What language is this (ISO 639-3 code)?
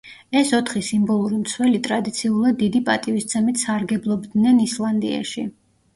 kat